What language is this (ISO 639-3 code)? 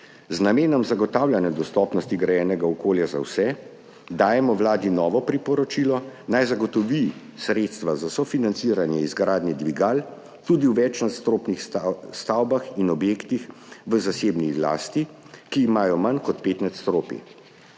slv